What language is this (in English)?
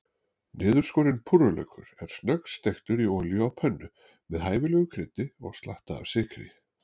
Icelandic